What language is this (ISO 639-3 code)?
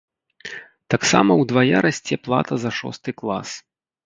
bel